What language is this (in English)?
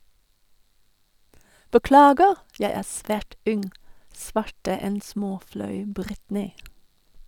Norwegian